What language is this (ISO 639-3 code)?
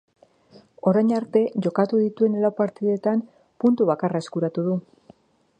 eus